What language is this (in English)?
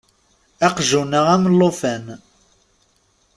Kabyle